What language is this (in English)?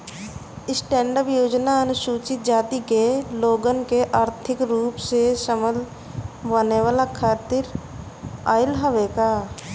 Bhojpuri